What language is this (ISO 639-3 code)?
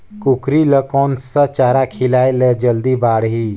hne